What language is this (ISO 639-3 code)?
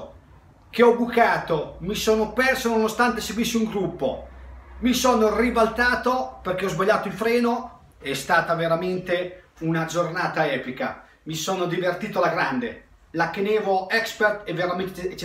ita